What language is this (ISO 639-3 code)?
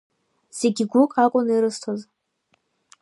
abk